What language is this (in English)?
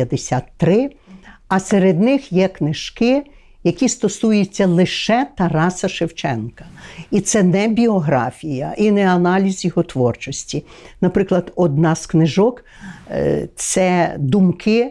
Ukrainian